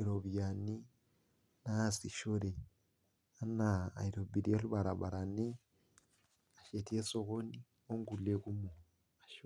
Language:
Masai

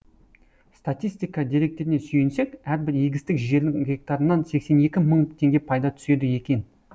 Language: Kazakh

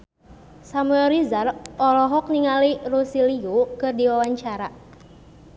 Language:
Sundanese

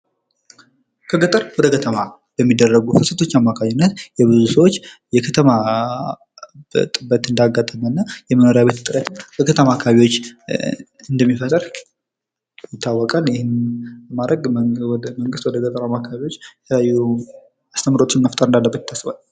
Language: Amharic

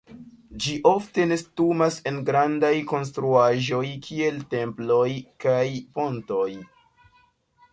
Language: Esperanto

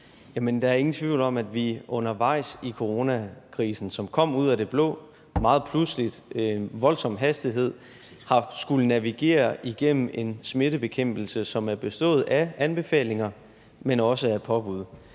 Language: Danish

